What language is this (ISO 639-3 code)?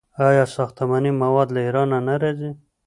pus